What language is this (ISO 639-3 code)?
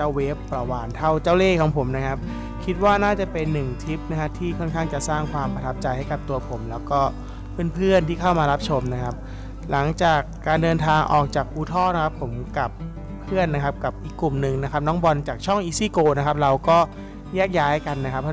tha